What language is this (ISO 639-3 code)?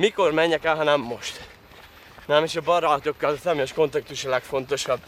hun